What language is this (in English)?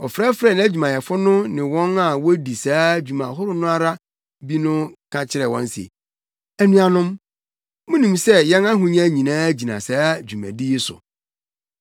Akan